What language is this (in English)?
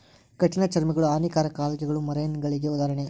Kannada